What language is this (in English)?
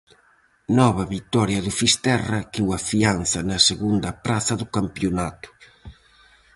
Galician